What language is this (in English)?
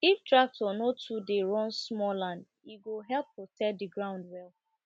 Nigerian Pidgin